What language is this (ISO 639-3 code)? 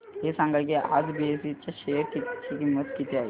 mar